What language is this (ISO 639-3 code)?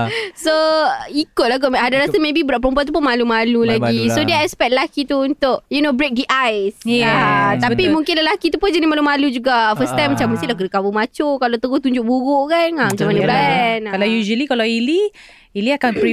msa